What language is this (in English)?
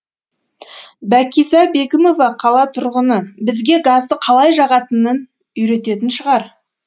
Kazakh